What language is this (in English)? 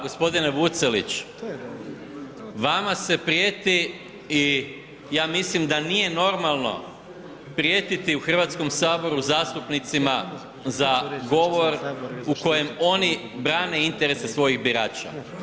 Croatian